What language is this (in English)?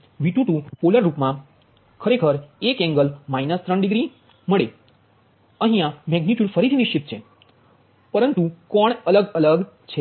Gujarati